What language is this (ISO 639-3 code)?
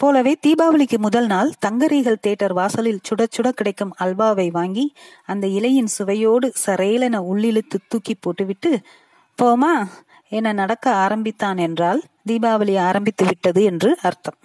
tam